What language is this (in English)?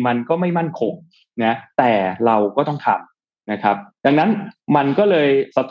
Thai